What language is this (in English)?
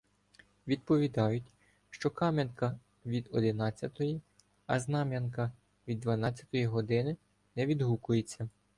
Ukrainian